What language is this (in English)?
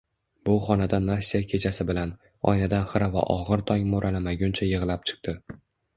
Uzbek